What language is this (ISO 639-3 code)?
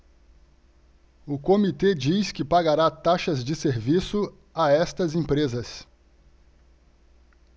por